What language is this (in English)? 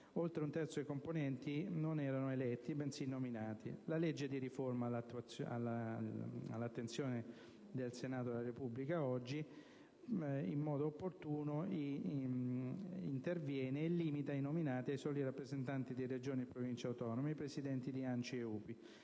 Italian